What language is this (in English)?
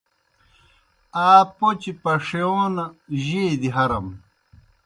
Kohistani Shina